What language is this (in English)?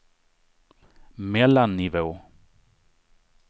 Swedish